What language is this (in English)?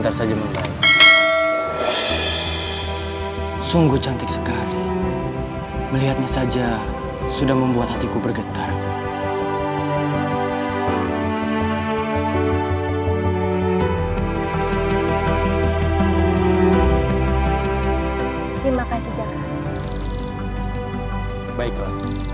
Indonesian